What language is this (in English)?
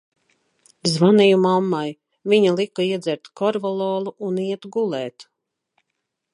Latvian